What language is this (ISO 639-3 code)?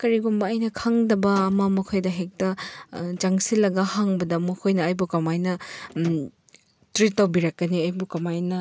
mni